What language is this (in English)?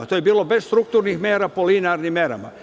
Serbian